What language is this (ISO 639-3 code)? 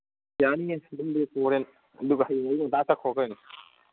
mni